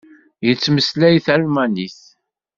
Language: Kabyle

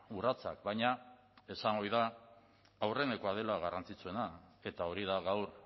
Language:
Basque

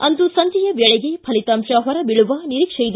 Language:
Kannada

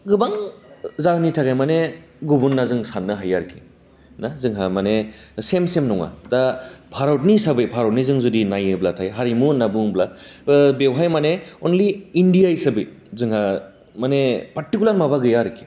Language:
Bodo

